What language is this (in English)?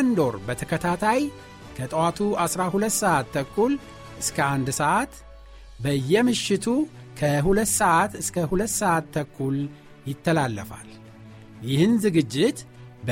Amharic